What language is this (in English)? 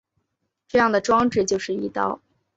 Chinese